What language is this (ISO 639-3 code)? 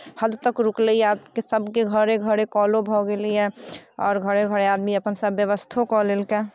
mai